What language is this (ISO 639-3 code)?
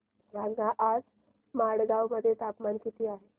mar